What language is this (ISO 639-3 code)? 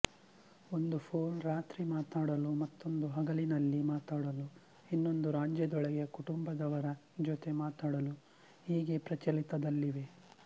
kan